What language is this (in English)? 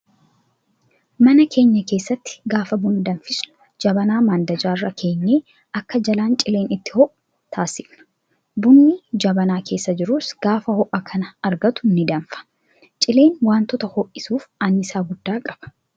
Oromo